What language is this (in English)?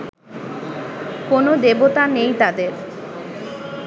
Bangla